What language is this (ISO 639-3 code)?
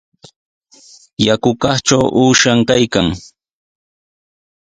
qws